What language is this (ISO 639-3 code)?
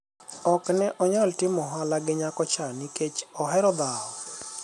luo